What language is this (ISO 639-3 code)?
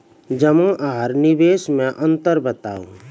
mai